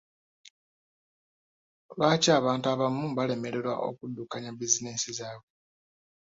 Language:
Ganda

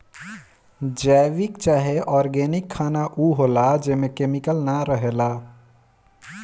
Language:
Bhojpuri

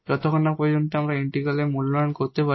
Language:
Bangla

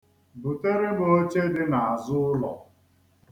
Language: Igbo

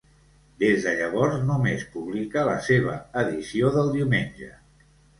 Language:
Catalan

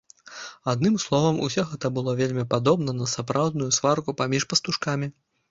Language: Belarusian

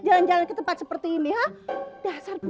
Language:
Indonesian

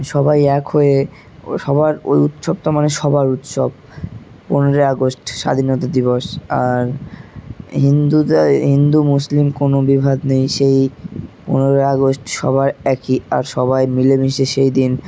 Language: Bangla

